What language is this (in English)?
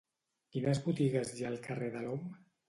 Catalan